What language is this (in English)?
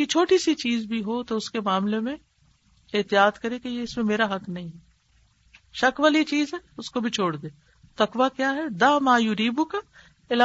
Urdu